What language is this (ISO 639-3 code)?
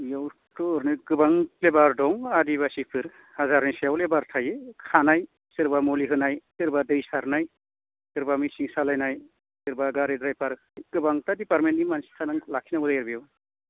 brx